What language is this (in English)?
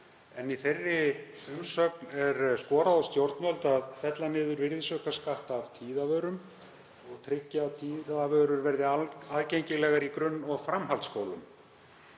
Icelandic